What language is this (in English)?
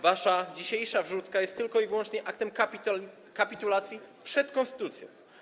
Polish